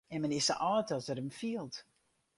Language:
Western Frisian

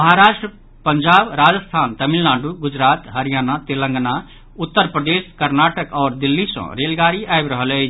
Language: Maithili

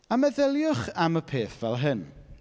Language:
Welsh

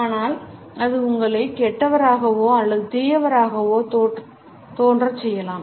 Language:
Tamil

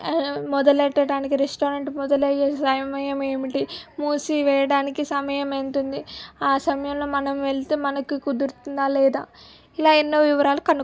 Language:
Telugu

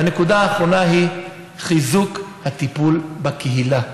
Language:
Hebrew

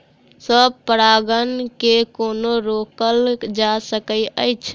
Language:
Maithili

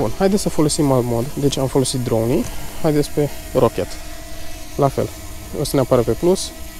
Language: Romanian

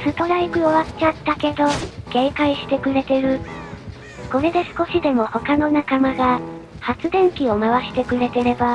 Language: Japanese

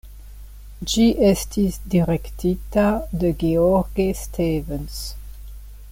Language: Esperanto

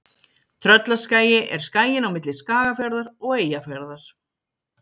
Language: Icelandic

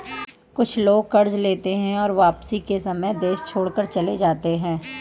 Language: Hindi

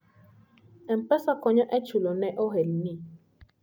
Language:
Luo (Kenya and Tanzania)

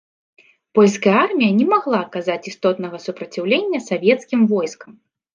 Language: Belarusian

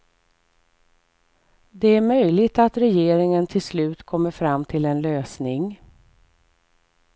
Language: Swedish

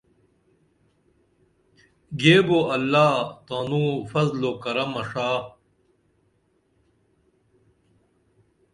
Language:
Dameli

